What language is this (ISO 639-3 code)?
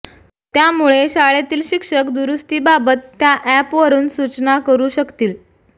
mar